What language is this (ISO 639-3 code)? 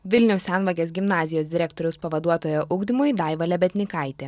lit